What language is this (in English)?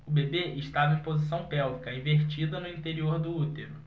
Portuguese